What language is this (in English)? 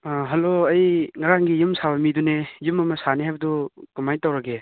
Manipuri